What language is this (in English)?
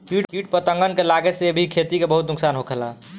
Bhojpuri